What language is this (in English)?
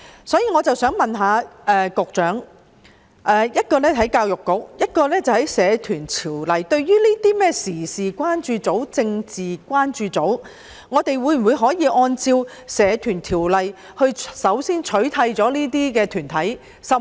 Cantonese